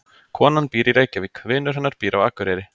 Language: Icelandic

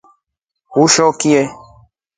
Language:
Rombo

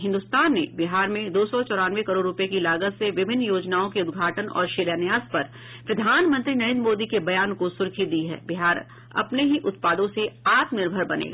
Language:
Hindi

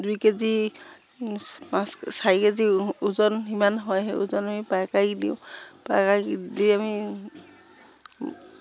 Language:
Assamese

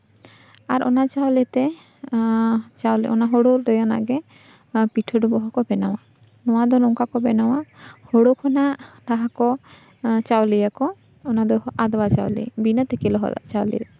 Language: Santali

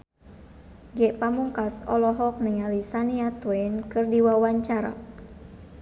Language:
Sundanese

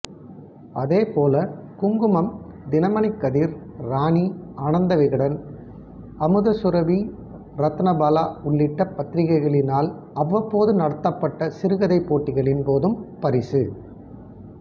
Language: Tamil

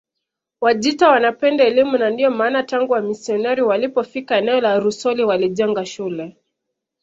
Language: Swahili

